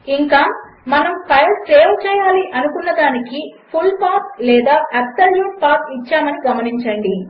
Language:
Telugu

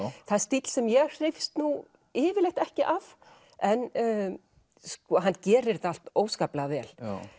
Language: Icelandic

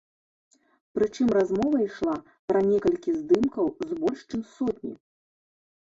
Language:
Belarusian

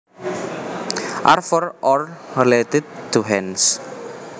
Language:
Javanese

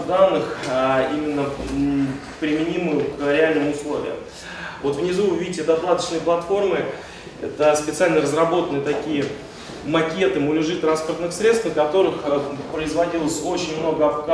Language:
Russian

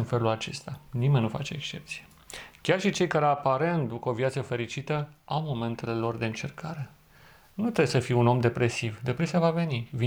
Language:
Romanian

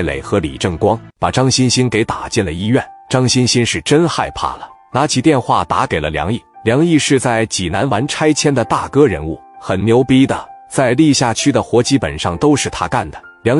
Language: Chinese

